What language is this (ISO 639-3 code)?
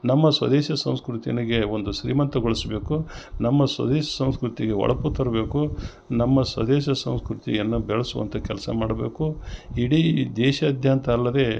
kan